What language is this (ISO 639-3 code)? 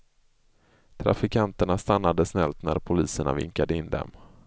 swe